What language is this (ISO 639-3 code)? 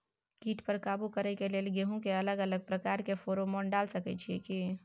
mai